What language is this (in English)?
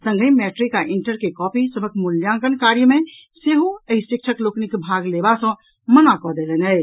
Maithili